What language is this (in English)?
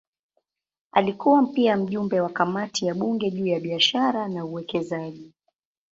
Swahili